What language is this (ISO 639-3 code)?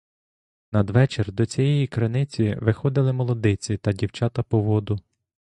ukr